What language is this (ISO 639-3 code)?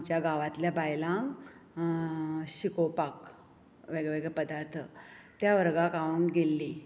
kok